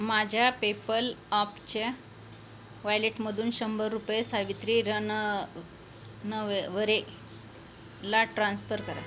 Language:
Marathi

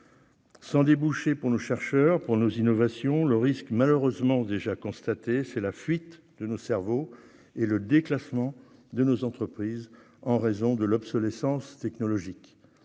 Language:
French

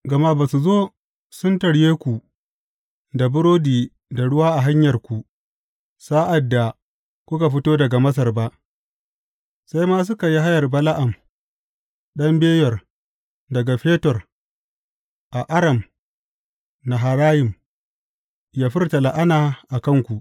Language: Hausa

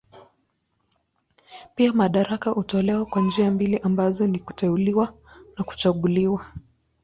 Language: Swahili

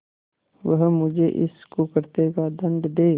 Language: Hindi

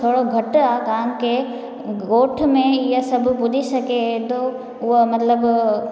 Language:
Sindhi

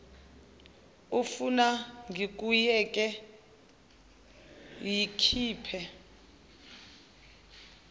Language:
Zulu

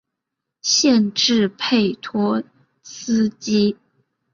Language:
Chinese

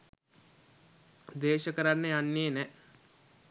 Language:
Sinhala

